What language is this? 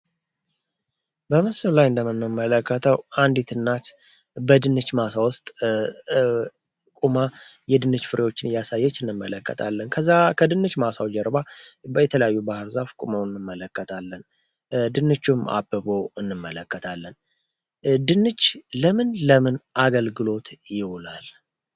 Amharic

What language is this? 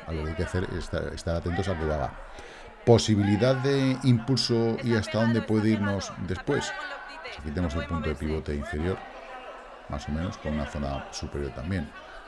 Spanish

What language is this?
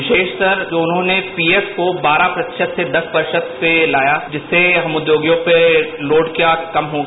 Hindi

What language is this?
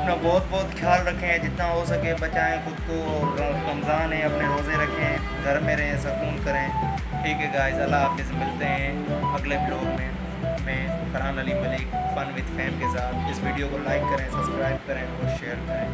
Urdu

